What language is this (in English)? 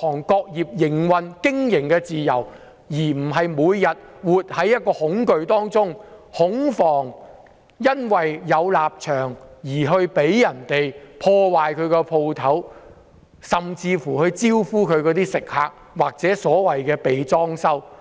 Cantonese